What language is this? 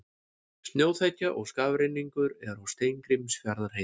Icelandic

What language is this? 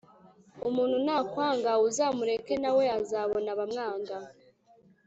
Kinyarwanda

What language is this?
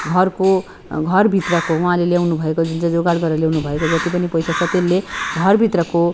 Nepali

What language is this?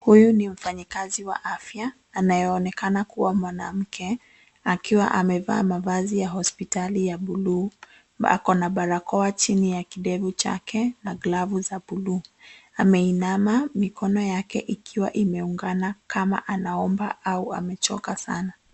Swahili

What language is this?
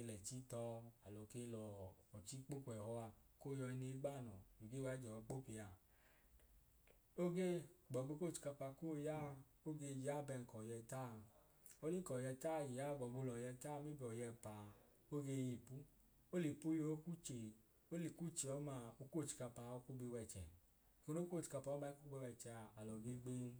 Idoma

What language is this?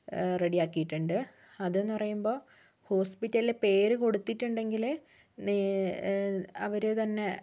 Malayalam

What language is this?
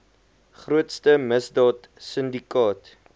Afrikaans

